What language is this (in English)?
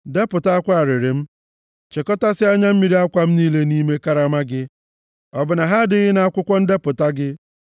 Igbo